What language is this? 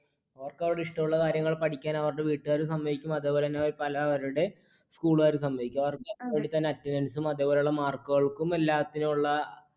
Malayalam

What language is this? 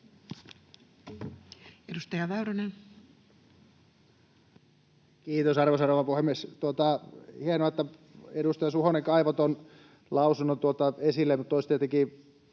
Finnish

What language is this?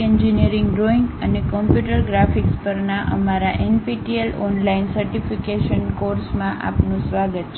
Gujarati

